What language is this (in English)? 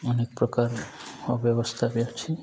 Odia